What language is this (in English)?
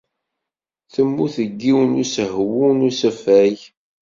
Kabyle